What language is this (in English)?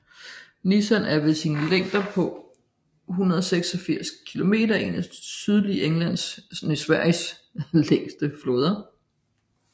Danish